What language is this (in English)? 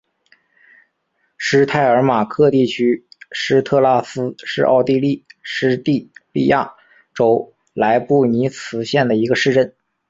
Chinese